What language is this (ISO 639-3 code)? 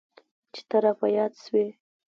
pus